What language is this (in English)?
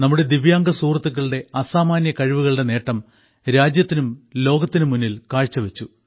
Malayalam